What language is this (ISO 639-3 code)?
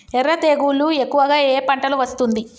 tel